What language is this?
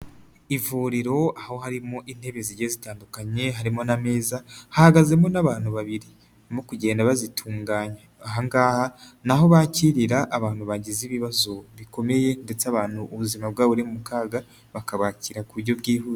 Kinyarwanda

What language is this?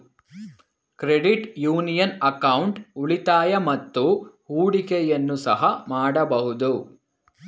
Kannada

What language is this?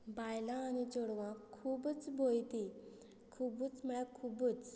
Konkani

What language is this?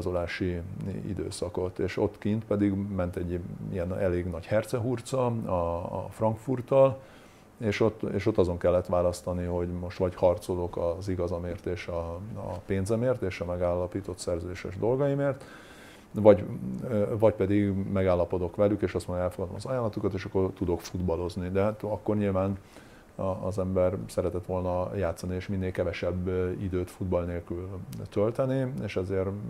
Hungarian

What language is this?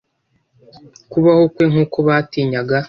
Kinyarwanda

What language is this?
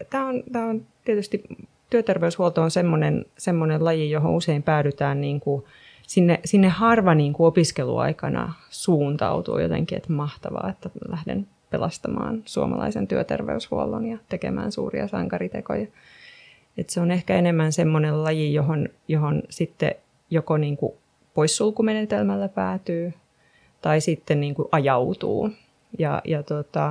Finnish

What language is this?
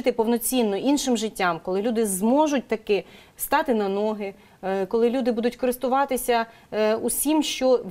Ukrainian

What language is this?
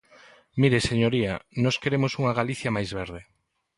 Galician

